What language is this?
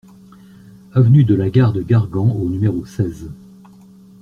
French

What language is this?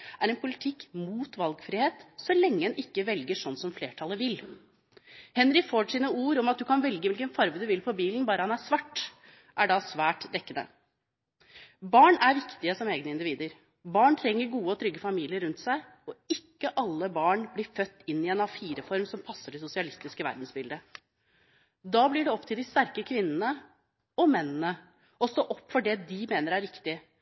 Norwegian Bokmål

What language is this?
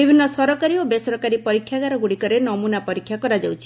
Odia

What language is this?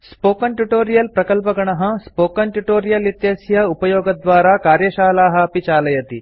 Sanskrit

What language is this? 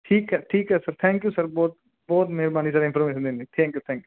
Punjabi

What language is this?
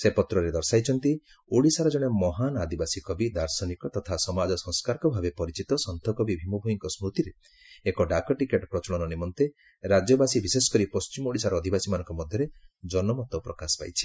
Odia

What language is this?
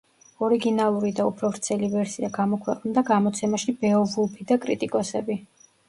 Georgian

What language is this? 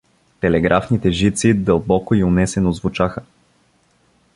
Bulgarian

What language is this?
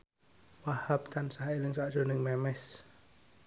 Javanese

